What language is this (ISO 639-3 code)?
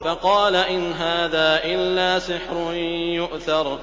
ara